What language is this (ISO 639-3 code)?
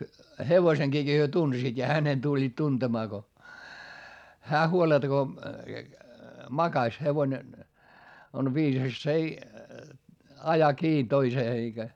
fin